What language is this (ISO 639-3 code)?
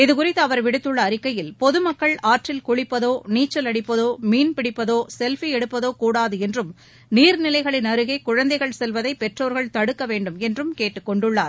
tam